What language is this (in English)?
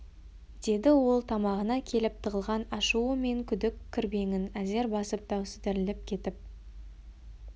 Kazakh